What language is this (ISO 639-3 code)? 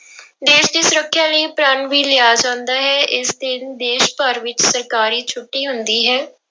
pan